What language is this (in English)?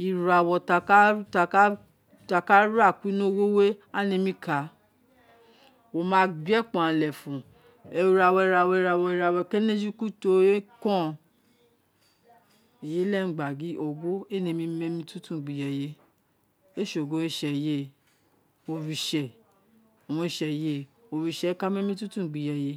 Isekiri